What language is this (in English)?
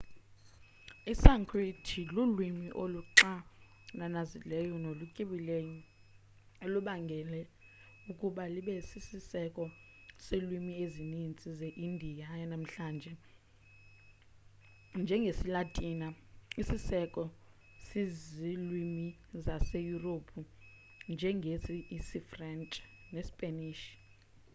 Xhosa